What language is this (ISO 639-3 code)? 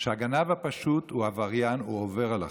heb